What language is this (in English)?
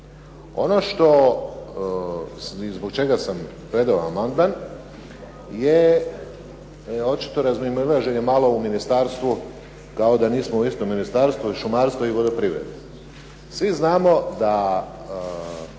Croatian